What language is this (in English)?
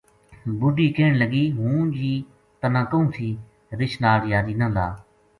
Gujari